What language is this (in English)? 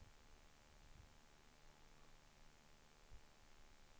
Swedish